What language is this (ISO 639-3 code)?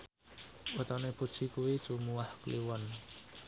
jav